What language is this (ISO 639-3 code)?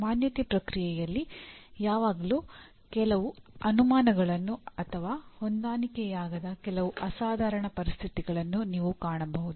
kan